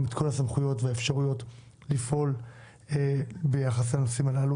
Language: Hebrew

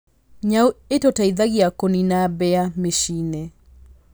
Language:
Kikuyu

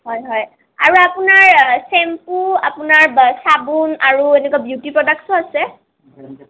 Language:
Assamese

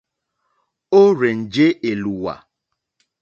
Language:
Mokpwe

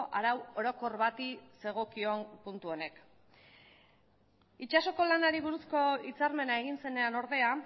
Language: Basque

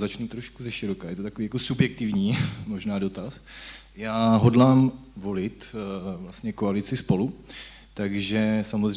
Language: Czech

